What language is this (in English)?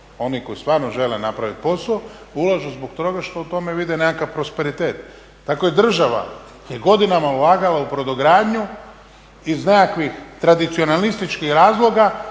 Croatian